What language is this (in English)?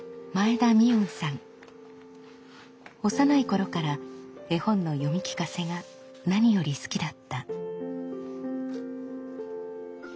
Japanese